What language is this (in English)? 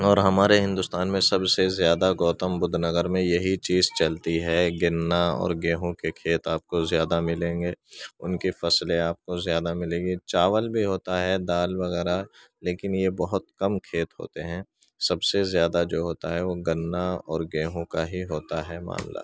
Urdu